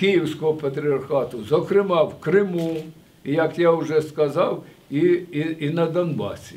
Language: Ukrainian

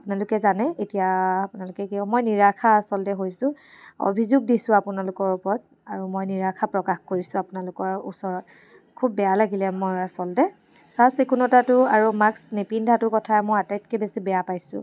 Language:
Assamese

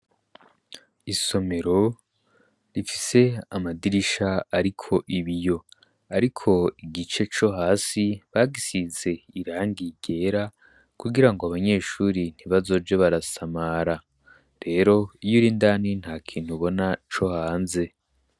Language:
Rundi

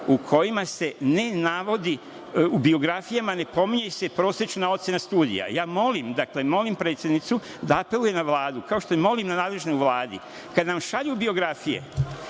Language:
Serbian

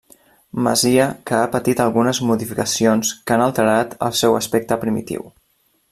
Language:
Catalan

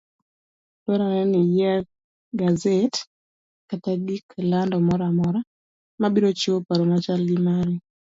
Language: Luo (Kenya and Tanzania)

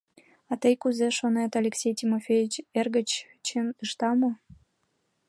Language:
Mari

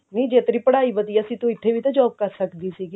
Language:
Punjabi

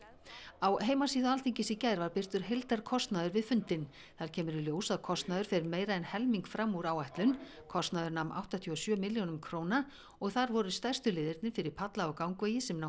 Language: Icelandic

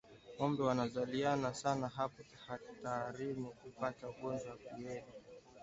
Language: Swahili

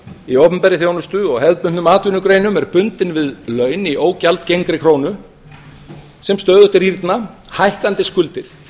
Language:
Icelandic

